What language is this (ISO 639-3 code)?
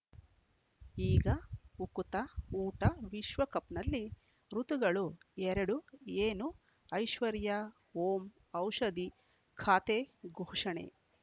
kan